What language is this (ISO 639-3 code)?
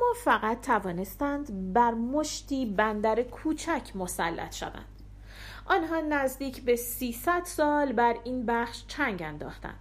fas